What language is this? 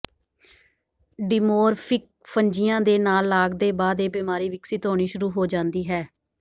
Punjabi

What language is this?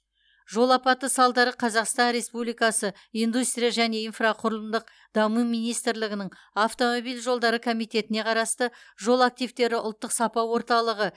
Kazakh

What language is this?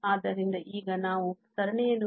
Kannada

